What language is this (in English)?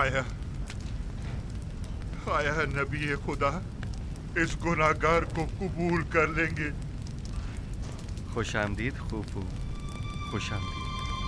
Hindi